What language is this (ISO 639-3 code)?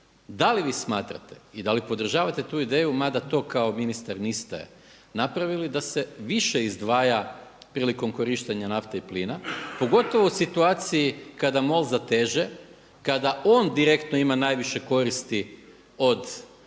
hrv